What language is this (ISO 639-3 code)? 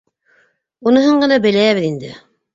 bak